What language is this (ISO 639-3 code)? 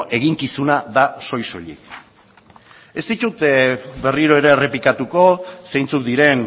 eus